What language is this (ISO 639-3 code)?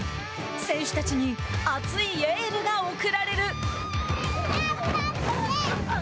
jpn